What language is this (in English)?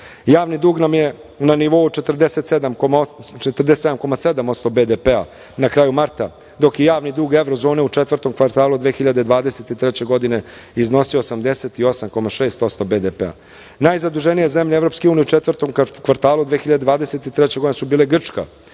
Serbian